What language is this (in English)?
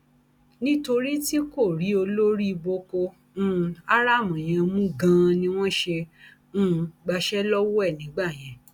Yoruba